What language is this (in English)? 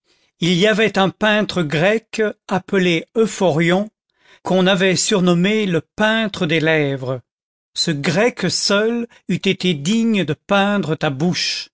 French